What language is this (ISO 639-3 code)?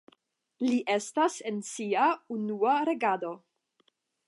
epo